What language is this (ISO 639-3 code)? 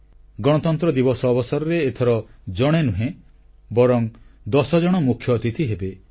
ori